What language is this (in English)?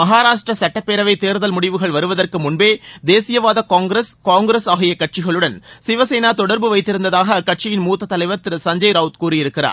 Tamil